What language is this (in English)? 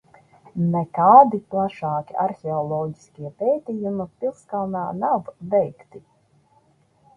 Latvian